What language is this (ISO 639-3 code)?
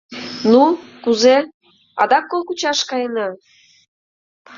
chm